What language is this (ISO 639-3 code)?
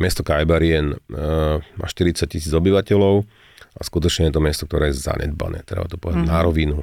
slk